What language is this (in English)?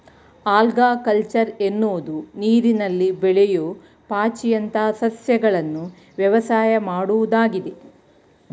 Kannada